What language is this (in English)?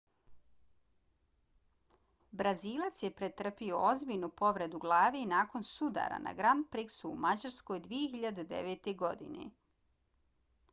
Bosnian